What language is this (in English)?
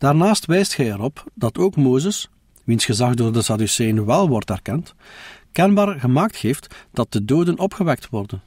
Dutch